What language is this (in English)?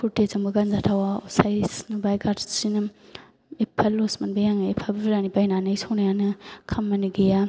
Bodo